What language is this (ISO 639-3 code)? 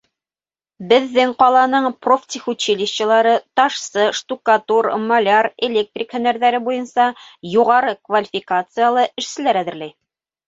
bak